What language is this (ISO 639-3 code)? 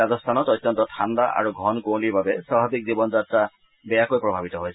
asm